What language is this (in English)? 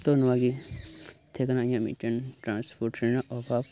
Santali